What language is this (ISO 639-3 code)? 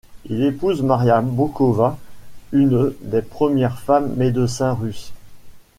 fra